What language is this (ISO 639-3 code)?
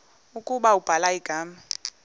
xho